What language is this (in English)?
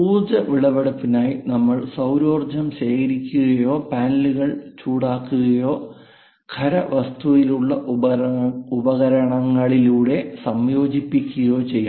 Malayalam